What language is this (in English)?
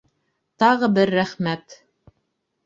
Bashkir